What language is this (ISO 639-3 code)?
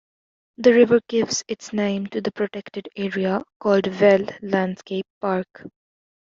eng